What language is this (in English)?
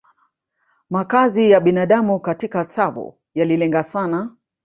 Swahili